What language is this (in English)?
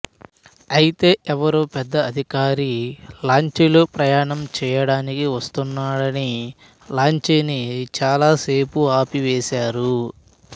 Telugu